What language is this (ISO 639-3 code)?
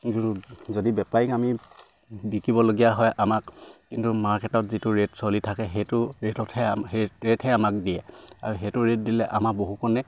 asm